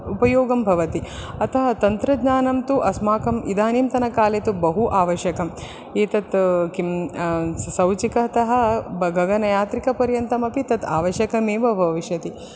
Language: Sanskrit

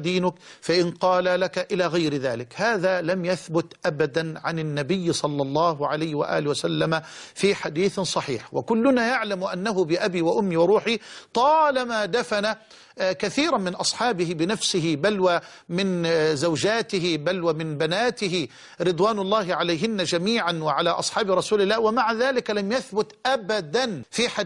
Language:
Arabic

